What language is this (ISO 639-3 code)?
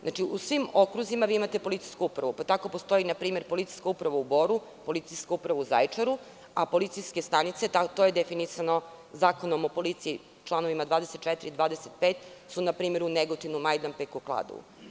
srp